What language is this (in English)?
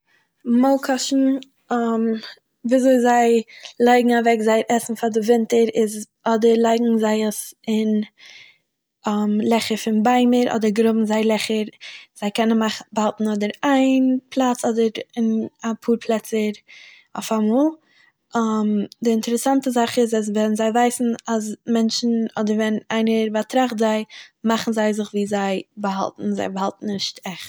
Yiddish